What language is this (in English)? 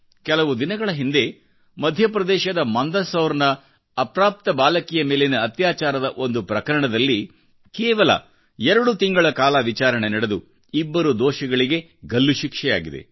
Kannada